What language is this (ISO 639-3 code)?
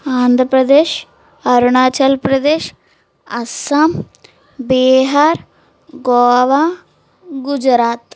tel